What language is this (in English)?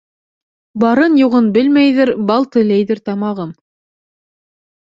Bashkir